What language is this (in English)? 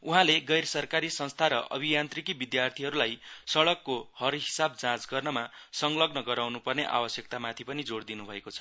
Nepali